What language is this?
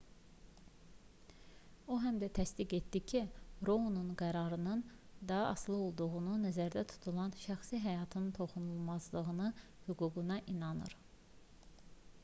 Azerbaijani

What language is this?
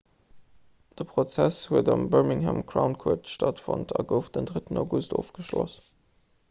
Luxembourgish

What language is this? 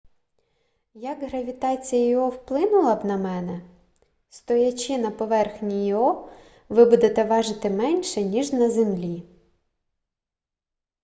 Ukrainian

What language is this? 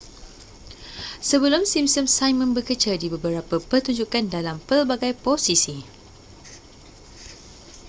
Malay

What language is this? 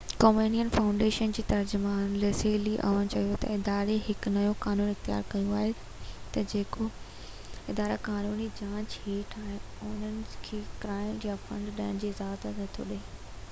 Sindhi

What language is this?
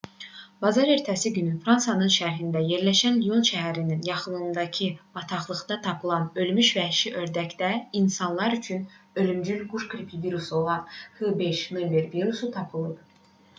Azerbaijani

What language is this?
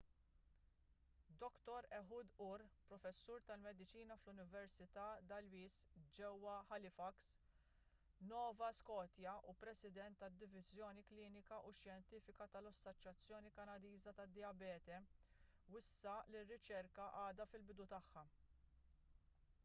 Maltese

